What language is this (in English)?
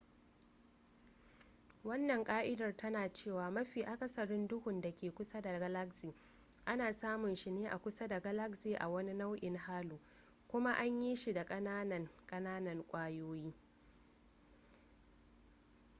Hausa